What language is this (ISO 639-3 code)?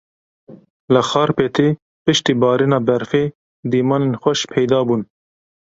kur